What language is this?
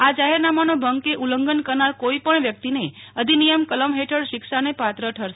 Gujarati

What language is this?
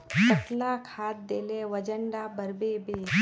Magahi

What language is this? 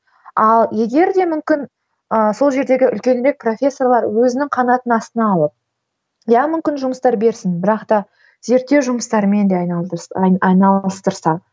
Kazakh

